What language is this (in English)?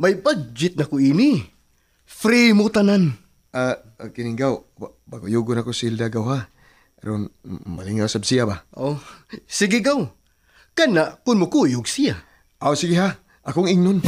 Filipino